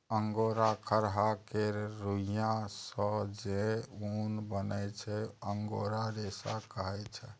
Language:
Maithili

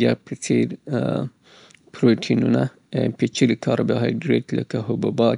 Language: Southern Pashto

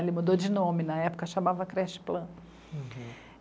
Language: Portuguese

